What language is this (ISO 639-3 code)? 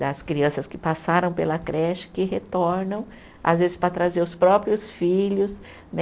por